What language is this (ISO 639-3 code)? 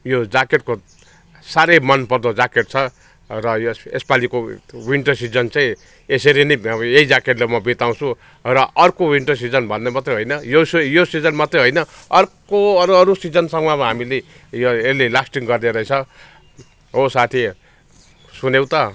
nep